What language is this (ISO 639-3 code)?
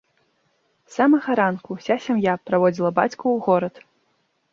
bel